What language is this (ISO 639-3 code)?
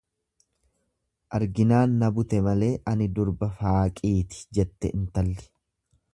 orm